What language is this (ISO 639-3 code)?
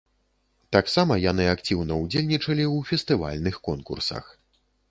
bel